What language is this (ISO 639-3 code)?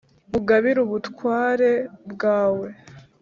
kin